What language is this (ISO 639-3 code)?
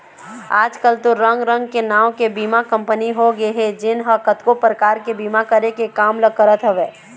hne